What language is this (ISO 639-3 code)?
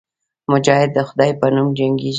pus